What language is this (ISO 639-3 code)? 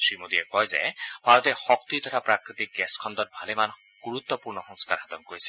asm